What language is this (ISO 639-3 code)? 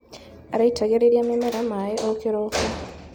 kik